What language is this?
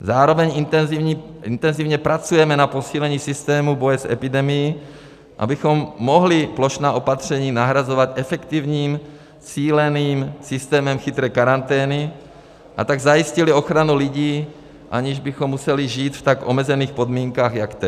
Czech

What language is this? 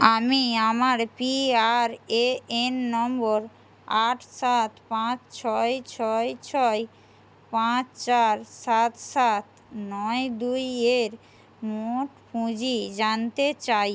Bangla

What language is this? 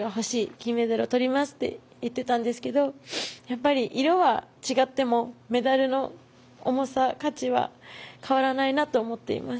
Japanese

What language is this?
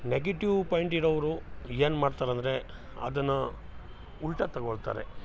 Kannada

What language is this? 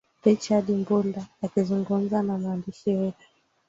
Swahili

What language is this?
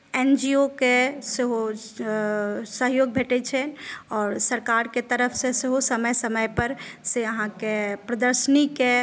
Maithili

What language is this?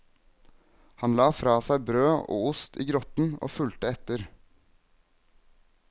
Norwegian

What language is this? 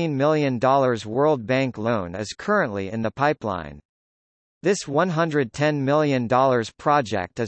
English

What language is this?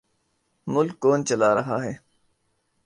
Urdu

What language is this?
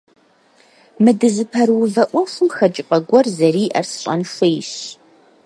Kabardian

